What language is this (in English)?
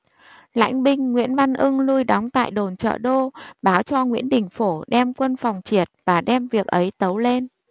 Vietnamese